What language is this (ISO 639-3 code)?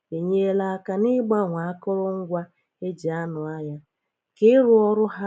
ibo